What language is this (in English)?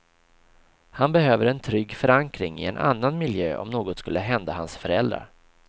Swedish